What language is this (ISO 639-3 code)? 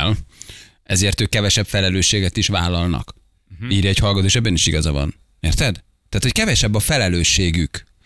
hun